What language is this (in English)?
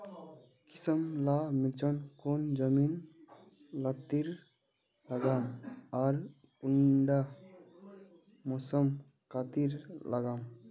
Magahi